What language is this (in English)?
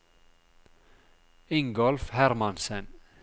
Norwegian